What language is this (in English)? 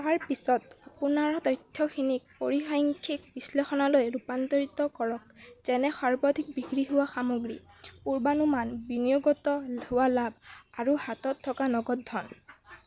Assamese